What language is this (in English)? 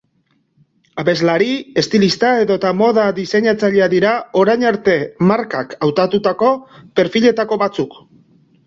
Basque